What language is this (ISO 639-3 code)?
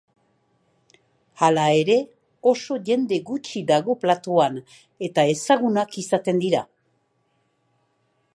eus